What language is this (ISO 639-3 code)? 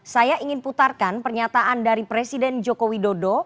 ind